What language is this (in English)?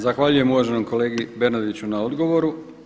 Croatian